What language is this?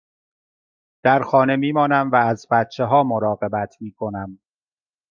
Persian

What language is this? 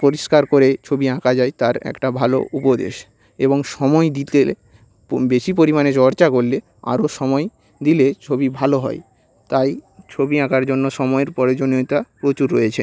Bangla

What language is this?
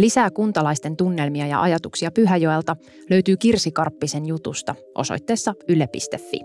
Finnish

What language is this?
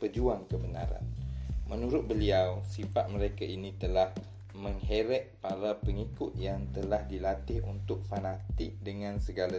Malay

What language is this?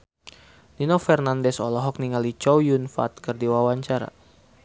Sundanese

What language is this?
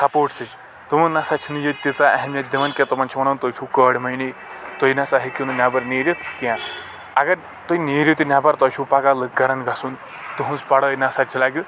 Kashmiri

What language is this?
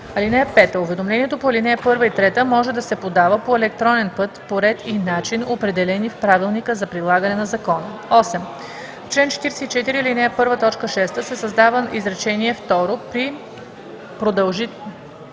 Bulgarian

